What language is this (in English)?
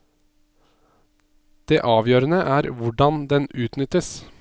Norwegian